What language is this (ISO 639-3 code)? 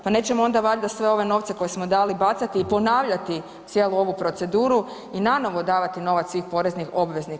hrv